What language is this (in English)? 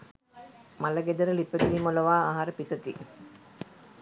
Sinhala